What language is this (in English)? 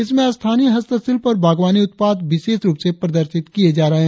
Hindi